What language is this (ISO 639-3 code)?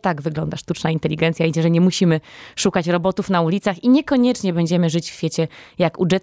pol